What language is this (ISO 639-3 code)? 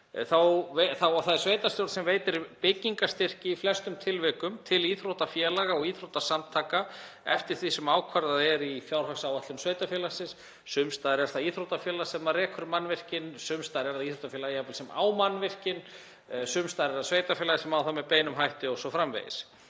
isl